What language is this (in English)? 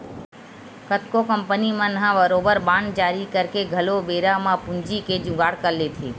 Chhattisgarhi